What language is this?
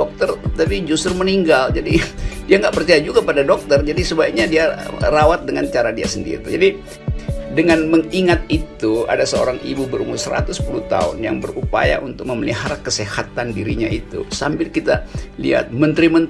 Indonesian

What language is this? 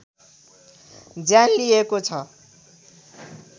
Nepali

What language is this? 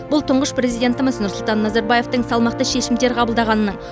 Kazakh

